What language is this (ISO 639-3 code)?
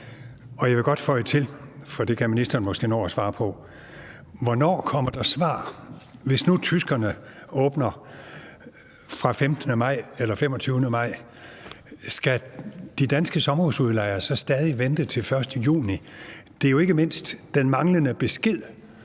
dan